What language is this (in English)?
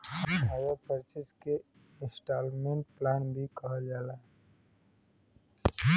Bhojpuri